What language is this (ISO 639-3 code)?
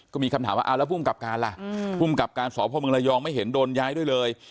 tha